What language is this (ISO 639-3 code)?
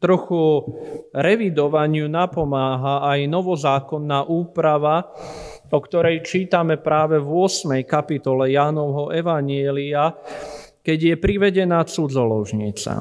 slk